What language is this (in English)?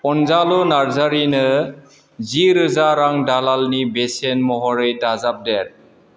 Bodo